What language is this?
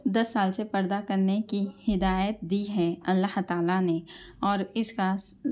Urdu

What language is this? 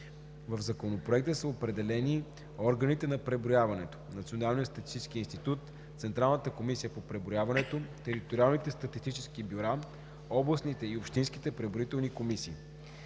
Bulgarian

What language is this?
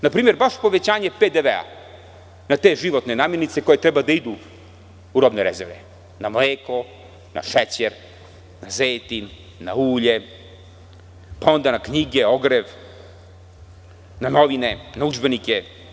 Serbian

